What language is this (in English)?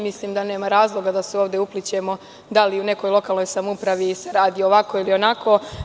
Serbian